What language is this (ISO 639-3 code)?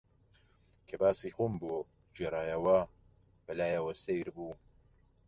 ckb